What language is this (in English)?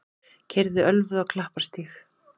Icelandic